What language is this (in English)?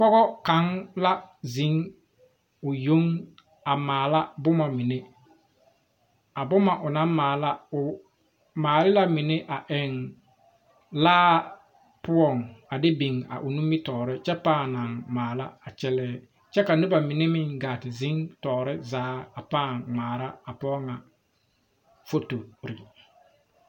Southern Dagaare